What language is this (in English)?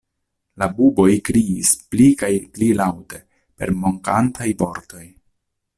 Esperanto